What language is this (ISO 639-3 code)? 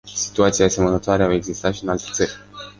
ron